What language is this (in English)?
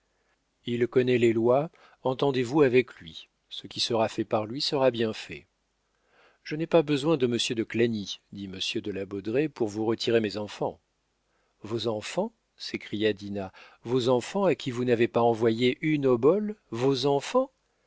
French